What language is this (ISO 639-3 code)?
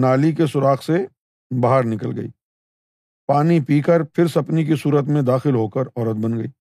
urd